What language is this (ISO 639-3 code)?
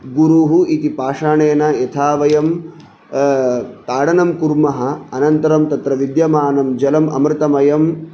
san